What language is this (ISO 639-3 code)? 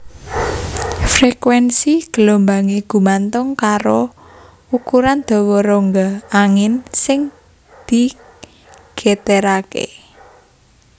jav